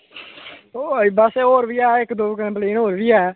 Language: Dogri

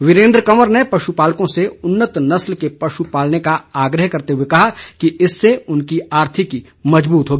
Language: Hindi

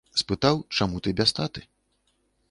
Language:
Belarusian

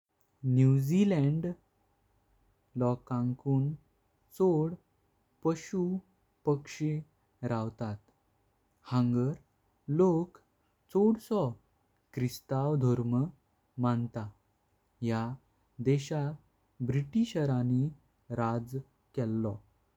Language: Konkani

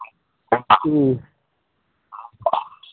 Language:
Manipuri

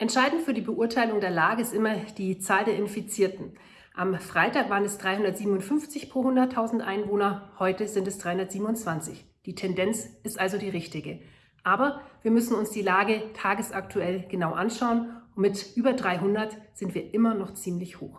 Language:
German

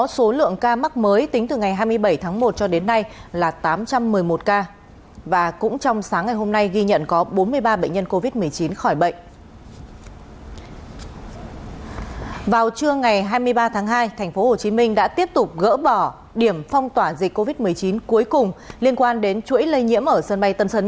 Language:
Vietnamese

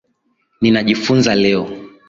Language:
Swahili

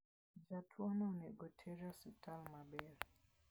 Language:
Luo (Kenya and Tanzania)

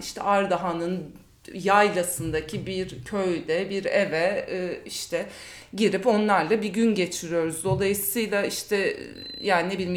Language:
Turkish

